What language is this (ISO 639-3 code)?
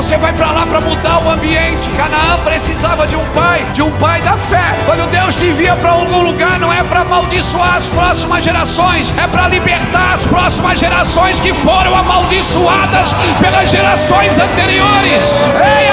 por